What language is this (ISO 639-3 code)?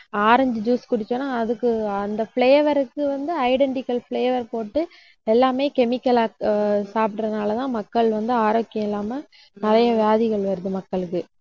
tam